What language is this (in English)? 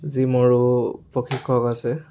Assamese